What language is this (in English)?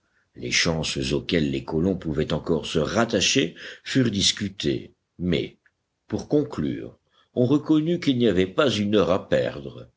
French